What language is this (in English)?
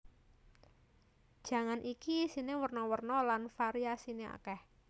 Javanese